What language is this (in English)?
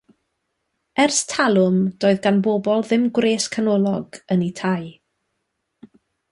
Welsh